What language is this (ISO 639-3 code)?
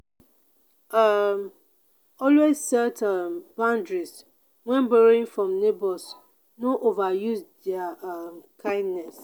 pcm